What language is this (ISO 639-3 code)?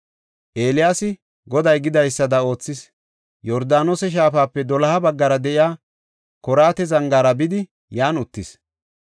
gof